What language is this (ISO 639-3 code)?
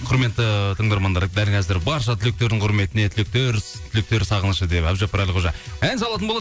kaz